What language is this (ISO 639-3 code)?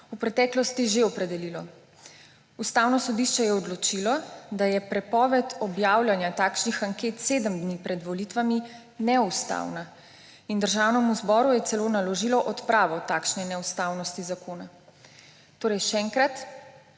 slv